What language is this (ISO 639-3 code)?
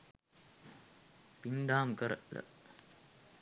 sin